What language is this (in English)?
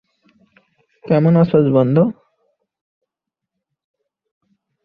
Bangla